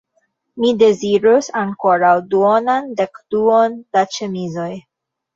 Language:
Esperanto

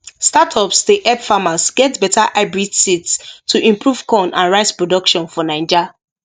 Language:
Nigerian Pidgin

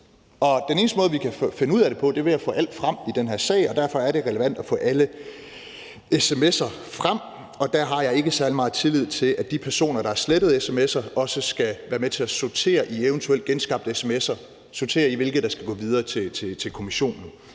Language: Danish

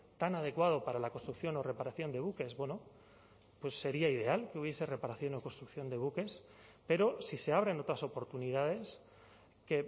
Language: Spanish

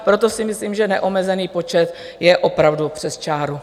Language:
Czech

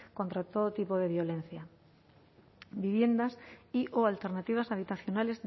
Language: Spanish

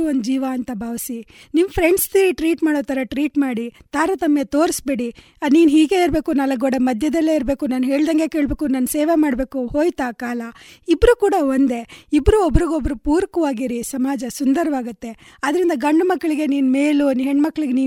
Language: Kannada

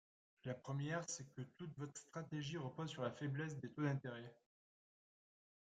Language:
French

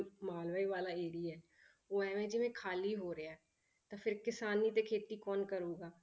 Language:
Punjabi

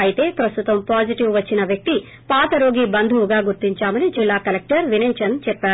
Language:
Telugu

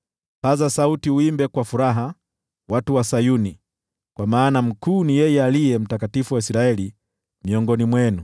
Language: Swahili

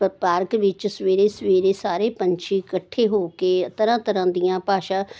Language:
Punjabi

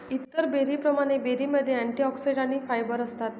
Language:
Marathi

